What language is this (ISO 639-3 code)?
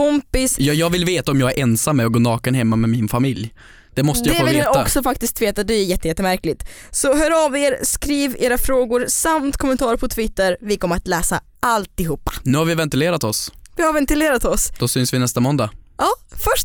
swe